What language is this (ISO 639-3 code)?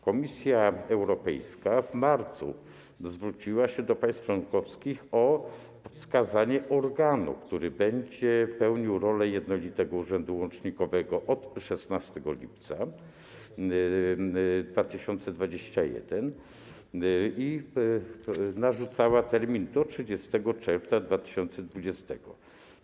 pol